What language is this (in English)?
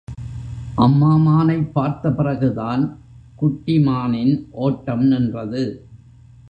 Tamil